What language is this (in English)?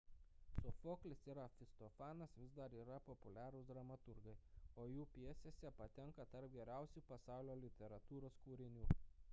Lithuanian